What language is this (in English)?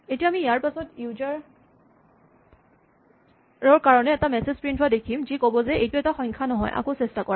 Assamese